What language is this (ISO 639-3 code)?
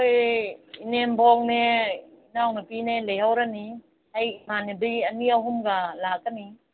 mni